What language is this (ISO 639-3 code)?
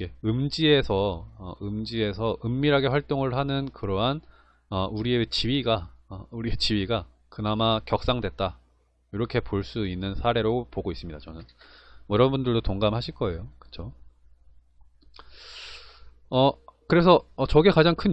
kor